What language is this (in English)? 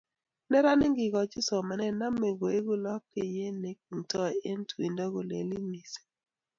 Kalenjin